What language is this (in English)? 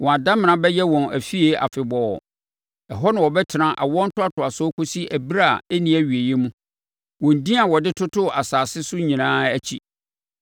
Akan